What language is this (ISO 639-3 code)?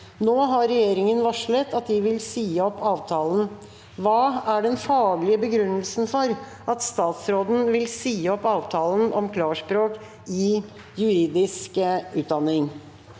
nor